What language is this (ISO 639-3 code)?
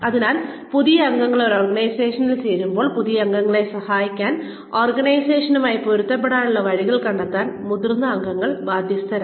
mal